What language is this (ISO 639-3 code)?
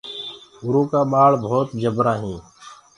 ggg